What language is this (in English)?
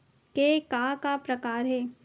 Chhattisgarhi